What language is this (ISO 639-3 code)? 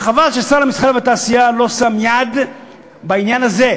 heb